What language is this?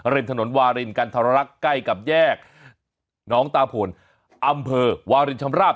Thai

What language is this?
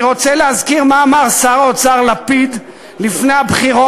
Hebrew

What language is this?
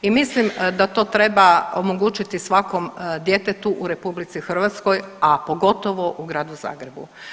Croatian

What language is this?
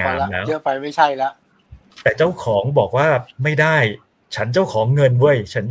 Thai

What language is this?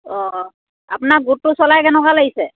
Assamese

